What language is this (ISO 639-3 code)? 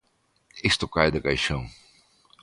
glg